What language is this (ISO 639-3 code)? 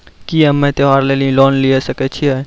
mai